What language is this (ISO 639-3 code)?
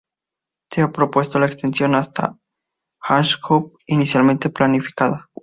spa